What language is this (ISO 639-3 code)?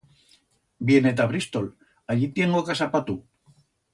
arg